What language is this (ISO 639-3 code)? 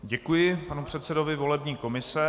ces